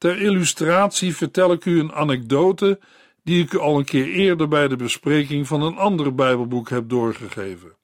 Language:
Dutch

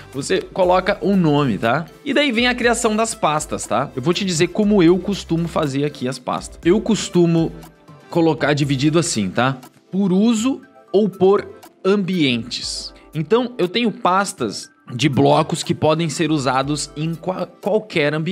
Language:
Portuguese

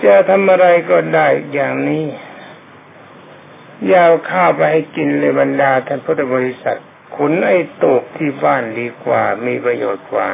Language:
Thai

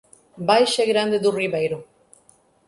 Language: Portuguese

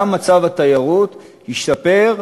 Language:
Hebrew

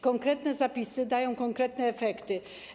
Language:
Polish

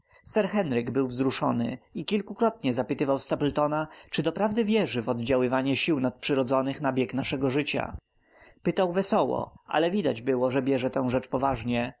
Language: Polish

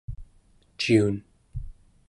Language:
Central Yupik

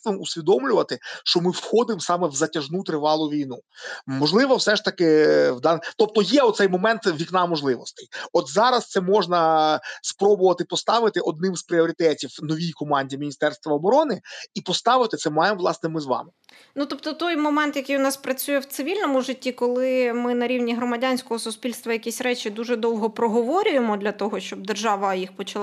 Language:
Ukrainian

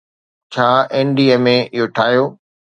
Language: Sindhi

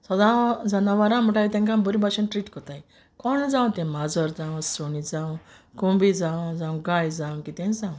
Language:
Konkani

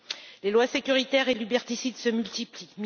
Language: French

